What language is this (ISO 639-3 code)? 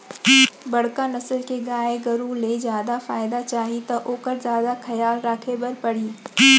hne